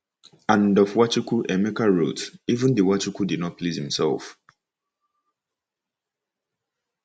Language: Igbo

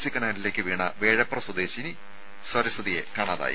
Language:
Malayalam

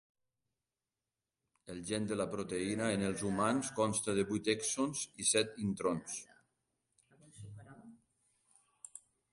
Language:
Catalan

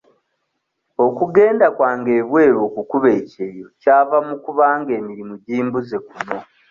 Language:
Ganda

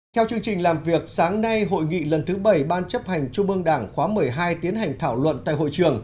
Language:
Vietnamese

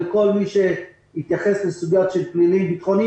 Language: Hebrew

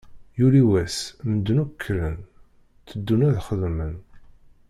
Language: Kabyle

